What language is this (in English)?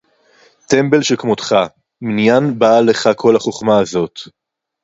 Hebrew